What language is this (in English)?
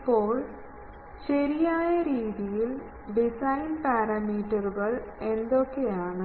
Malayalam